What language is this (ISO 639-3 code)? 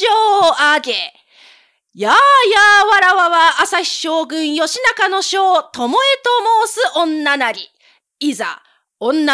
jpn